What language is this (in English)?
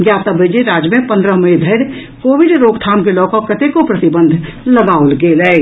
Maithili